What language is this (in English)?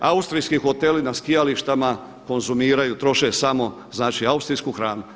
Croatian